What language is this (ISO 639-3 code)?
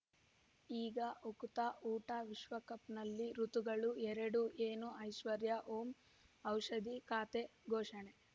kan